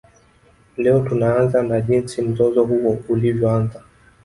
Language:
Swahili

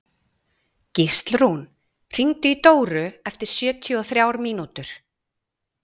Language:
Icelandic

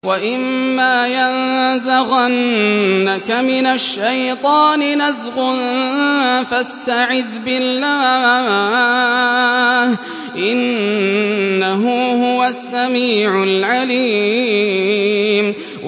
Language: Arabic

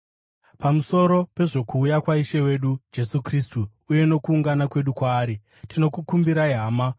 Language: Shona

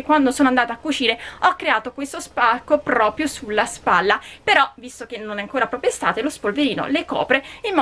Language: Italian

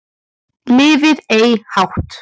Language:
Icelandic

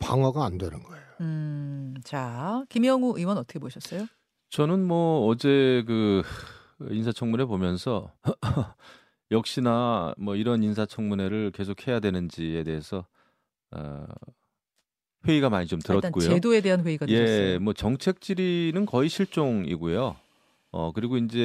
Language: Korean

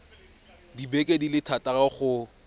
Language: Tswana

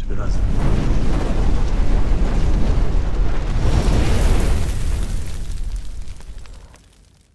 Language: Turkish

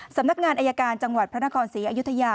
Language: Thai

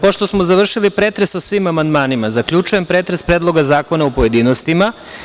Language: Serbian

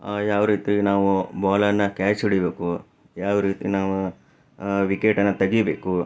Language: Kannada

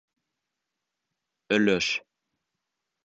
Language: Bashkir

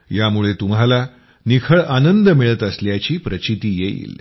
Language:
Marathi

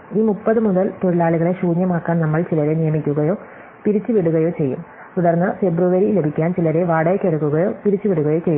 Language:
Malayalam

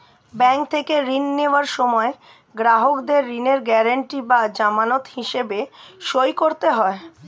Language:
Bangla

